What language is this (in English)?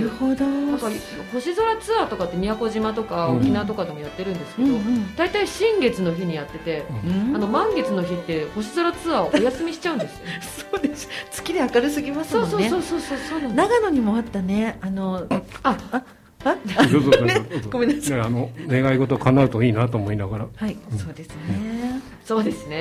Japanese